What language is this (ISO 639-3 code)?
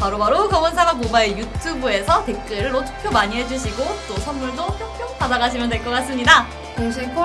kor